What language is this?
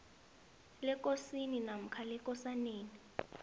South Ndebele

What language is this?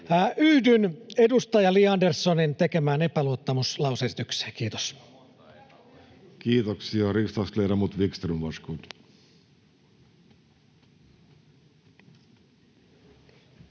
Finnish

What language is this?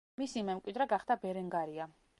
Georgian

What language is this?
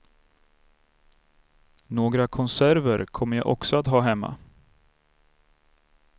Swedish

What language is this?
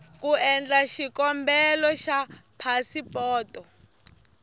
Tsonga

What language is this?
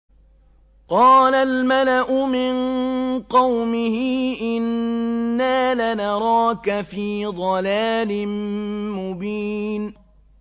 Arabic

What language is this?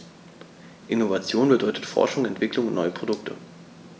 German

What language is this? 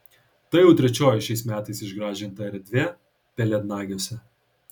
Lithuanian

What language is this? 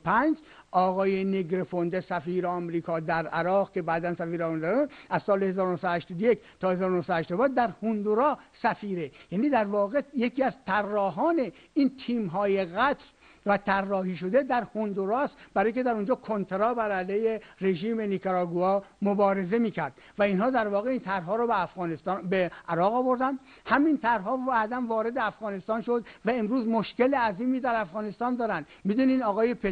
Persian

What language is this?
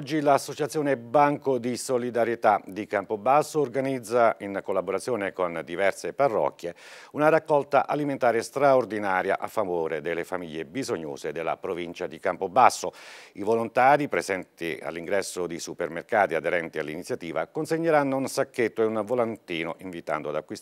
Italian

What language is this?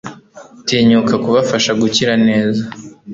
Kinyarwanda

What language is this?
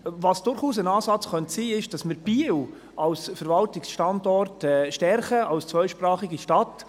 Swiss German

